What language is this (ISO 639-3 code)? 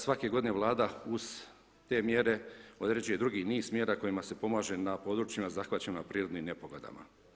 hrv